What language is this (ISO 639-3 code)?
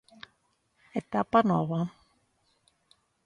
glg